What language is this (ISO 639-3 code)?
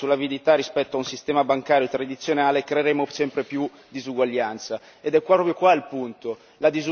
ita